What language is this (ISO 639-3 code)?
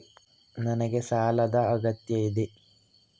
kan